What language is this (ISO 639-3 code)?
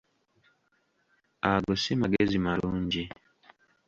lug